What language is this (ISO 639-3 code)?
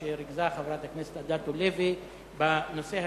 heb